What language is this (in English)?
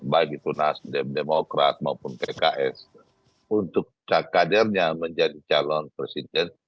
Indonesian